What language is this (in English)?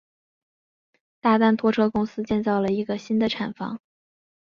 Chinese